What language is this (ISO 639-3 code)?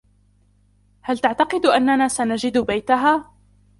ara